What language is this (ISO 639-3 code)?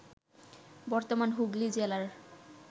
ben